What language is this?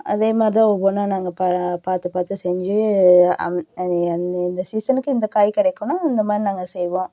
Tamil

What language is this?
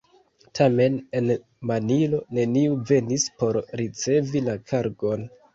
Esperanto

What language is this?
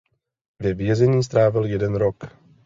Czech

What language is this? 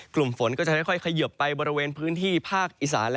Thai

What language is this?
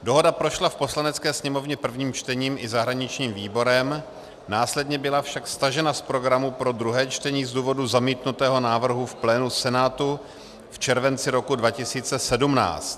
Czech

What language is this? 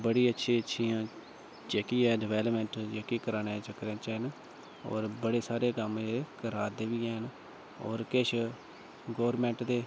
Dogri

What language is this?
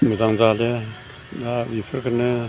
Bodo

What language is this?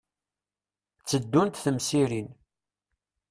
Kabyle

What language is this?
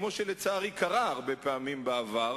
Hebrew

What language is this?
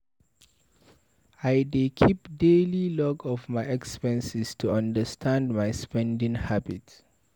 Nigerian Pidgin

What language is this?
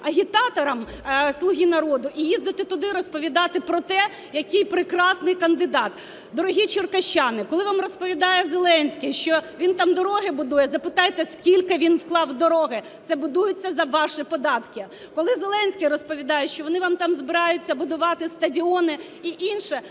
Ukrainian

